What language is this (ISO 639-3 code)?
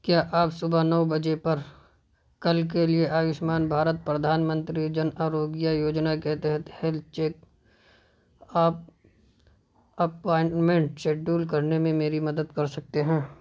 urd